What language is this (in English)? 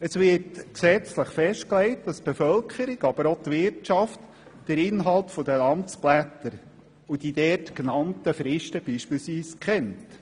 Swiss German